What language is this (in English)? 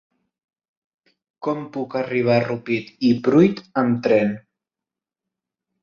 Catalan